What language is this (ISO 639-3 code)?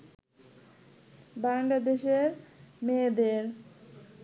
ben